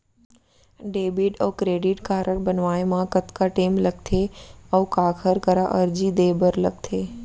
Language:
Chhattisgarhi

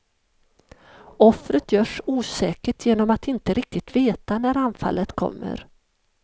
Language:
Swedish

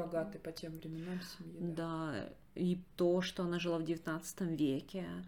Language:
Russian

